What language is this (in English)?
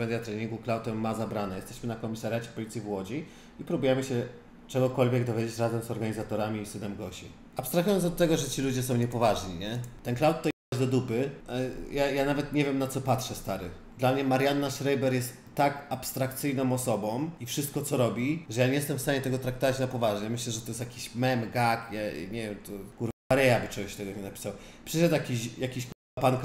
Polish